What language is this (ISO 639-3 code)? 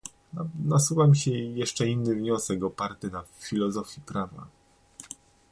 pol